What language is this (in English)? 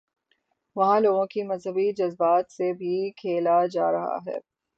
Urdu